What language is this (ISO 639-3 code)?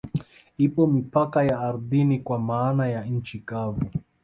swa